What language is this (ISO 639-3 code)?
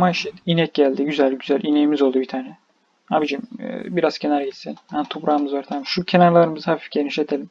tur